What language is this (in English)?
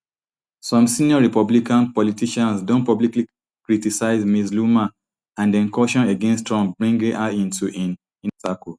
Nigerian Pidgin